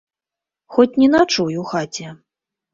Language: Belarusian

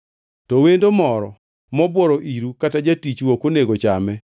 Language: Luo (Kenya and Tanzania)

